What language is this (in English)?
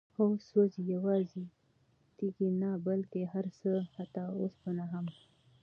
Pashto